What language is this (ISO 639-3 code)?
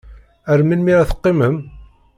kab